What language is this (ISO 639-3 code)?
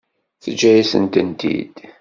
kab